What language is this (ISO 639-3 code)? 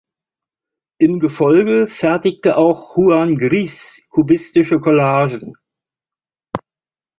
deu